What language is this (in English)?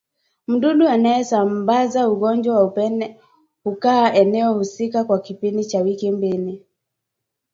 Swahili